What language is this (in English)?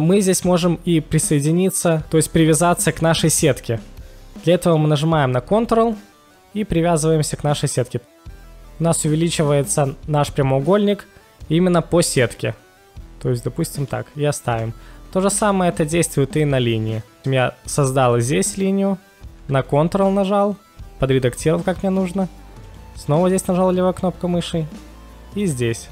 Russian